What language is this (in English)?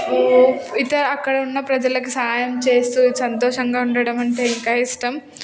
Telugu